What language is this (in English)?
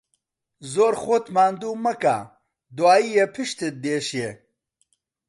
Central Kurdish